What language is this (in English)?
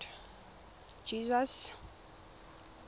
Tswana